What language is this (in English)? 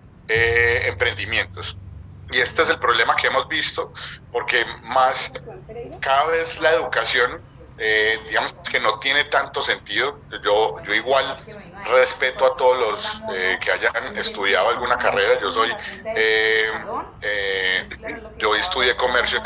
Spanish